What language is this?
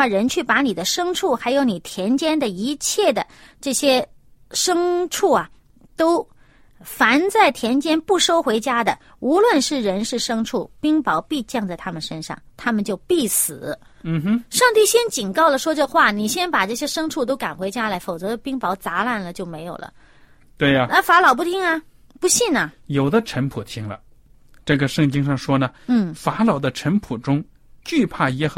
Chinese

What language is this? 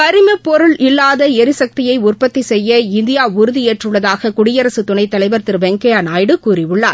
Tamil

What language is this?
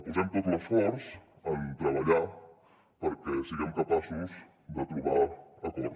Catalan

